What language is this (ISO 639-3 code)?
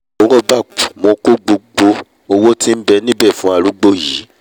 yor